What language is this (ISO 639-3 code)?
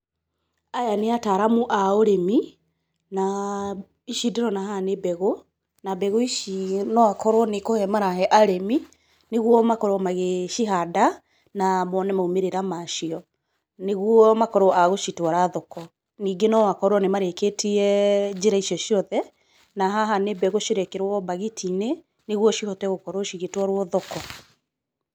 kik